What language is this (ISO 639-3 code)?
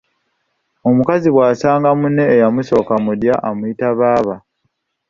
lug